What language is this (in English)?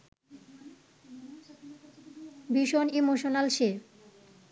Bangla